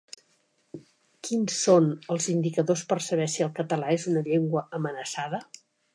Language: Catalan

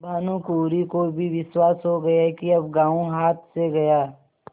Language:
Hindi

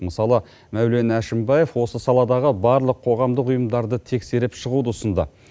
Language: Kazakh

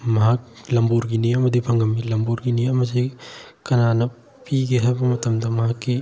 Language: Manipuri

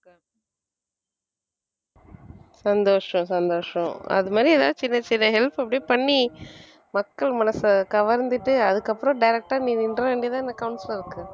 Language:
Tamil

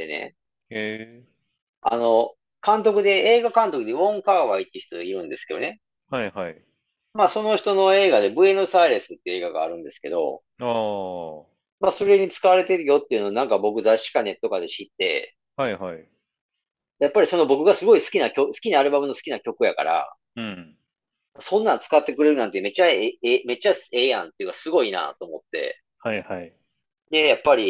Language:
Japanese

